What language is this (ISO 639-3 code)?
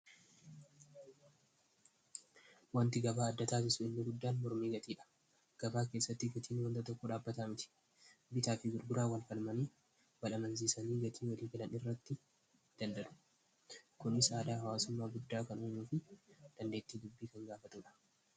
orm